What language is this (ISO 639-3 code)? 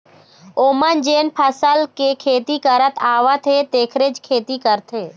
hne